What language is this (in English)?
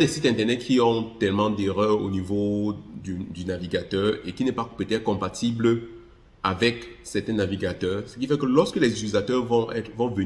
French